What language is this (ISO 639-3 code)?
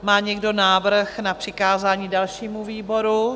ces